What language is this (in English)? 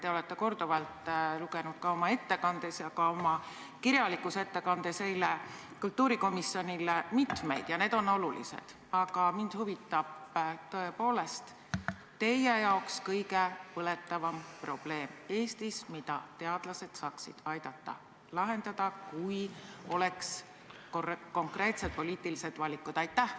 Estonian